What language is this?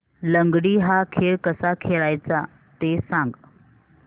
Marathi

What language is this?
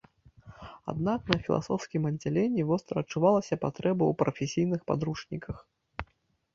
Belarusian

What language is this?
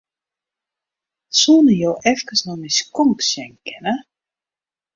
Western Frisian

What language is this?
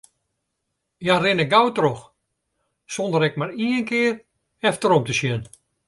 Western Frisian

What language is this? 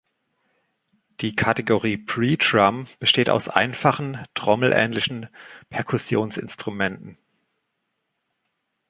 German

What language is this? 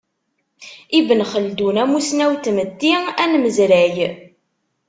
Kabyle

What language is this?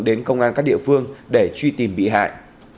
Vietnamese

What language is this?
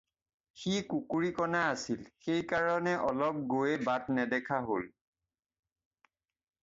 Assamese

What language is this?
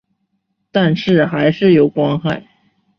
Chinese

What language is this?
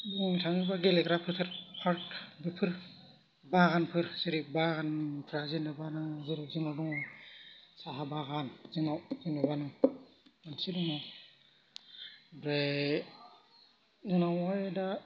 Bodo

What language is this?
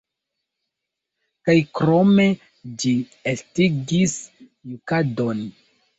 Esperanto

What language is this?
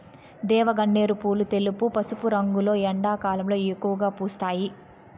Telugu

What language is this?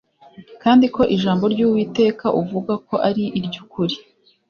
Kinyarwanda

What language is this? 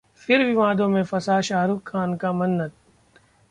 Hindi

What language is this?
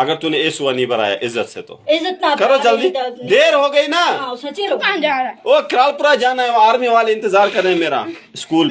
Hindi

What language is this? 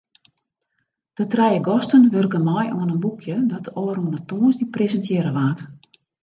Western Frisian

